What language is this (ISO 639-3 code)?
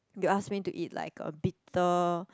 eng